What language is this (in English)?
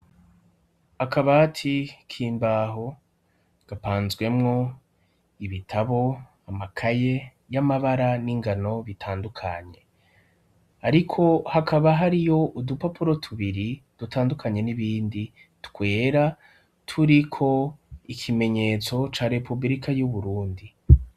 Rundi